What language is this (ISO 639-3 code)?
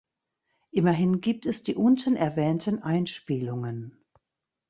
deu